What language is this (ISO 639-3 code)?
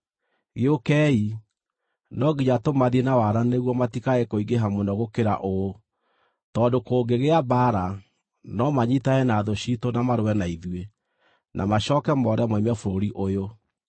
kik